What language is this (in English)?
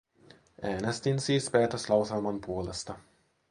Finnish